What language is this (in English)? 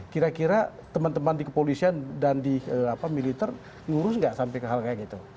Indonesian